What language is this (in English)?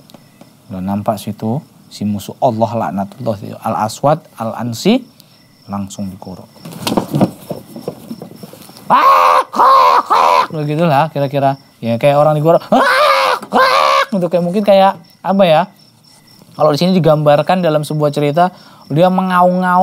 Indonesian